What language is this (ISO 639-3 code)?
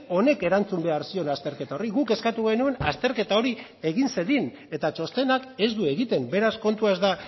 eus